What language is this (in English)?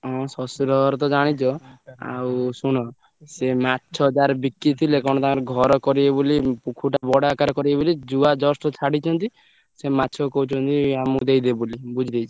Odia